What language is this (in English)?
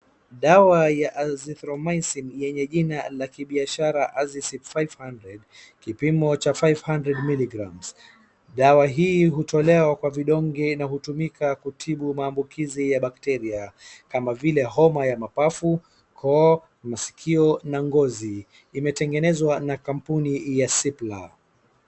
Swahili